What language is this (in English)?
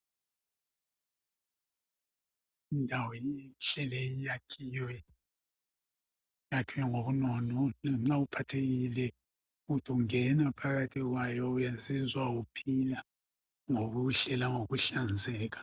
North Ndebele